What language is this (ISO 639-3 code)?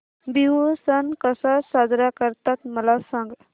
mar